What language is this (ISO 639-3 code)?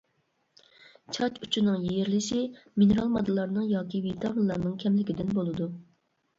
uig